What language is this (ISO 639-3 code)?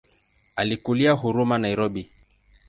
swa